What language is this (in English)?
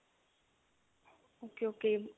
Punjabi